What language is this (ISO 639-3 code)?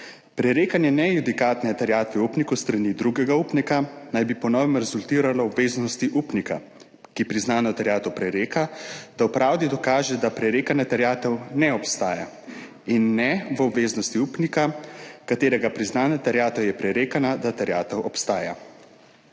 slv